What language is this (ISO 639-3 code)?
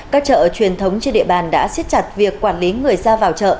vie